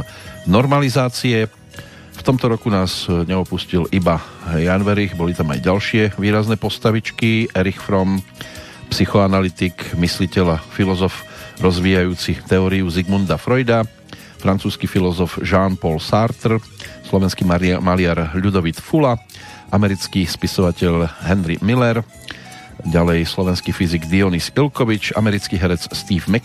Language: Slovak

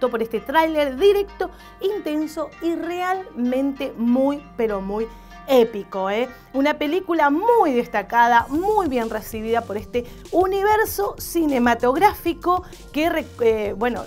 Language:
Spanish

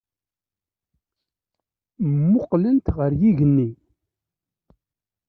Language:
Kabyle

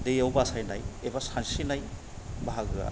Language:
Bodo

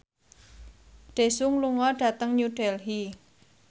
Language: Javanese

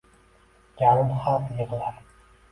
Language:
Uzbek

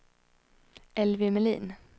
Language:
Swedish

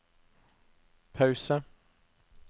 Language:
Norwegian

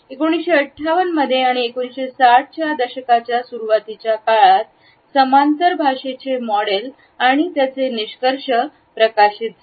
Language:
Marathi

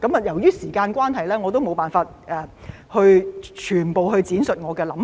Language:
Cantonese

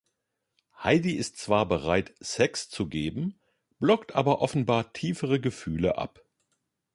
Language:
German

